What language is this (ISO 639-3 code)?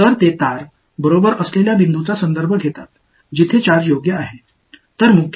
tam